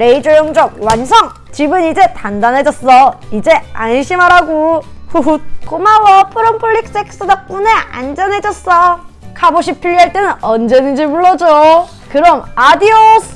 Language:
Korean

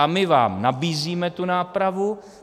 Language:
Czech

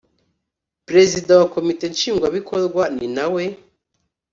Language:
Kinyarwanda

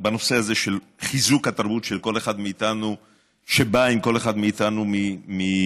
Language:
Hebrew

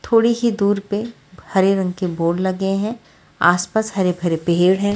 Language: Hindi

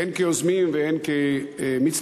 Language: Hebrew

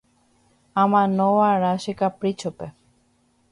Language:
Guarani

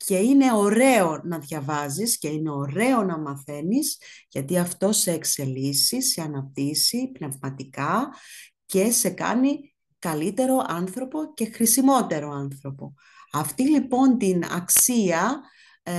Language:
Greek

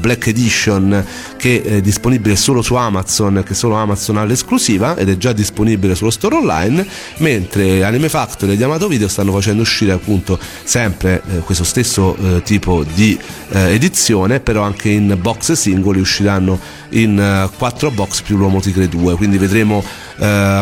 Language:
Italian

